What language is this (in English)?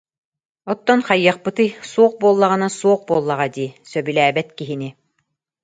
Yakut